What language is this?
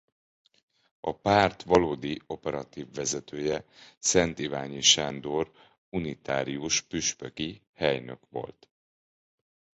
Hungarian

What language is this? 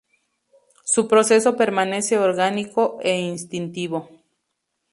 Spanish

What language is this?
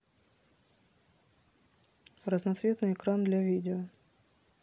Russian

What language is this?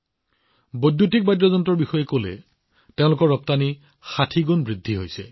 Assamese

